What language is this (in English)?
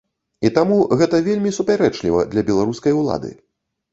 Belarusian